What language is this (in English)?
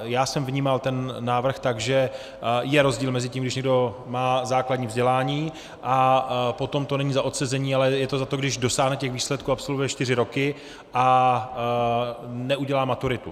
Czech